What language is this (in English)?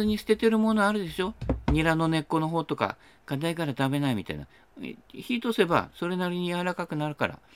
Japanese